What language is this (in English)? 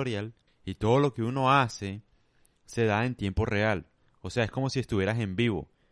Spanish